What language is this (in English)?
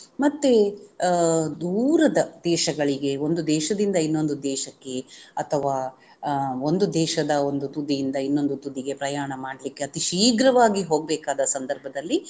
Kannada